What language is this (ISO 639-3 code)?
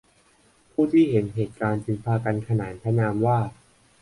tha